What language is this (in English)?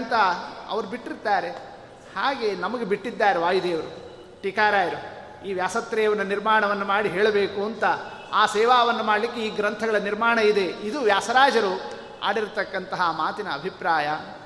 Kannada